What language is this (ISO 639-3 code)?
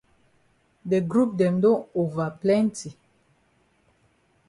wes